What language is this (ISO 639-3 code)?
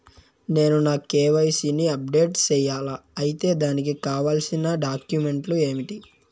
tel